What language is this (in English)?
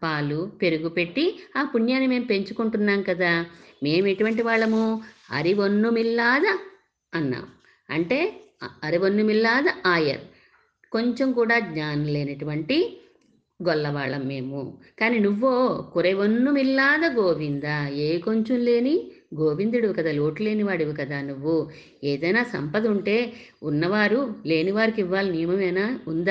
Telugu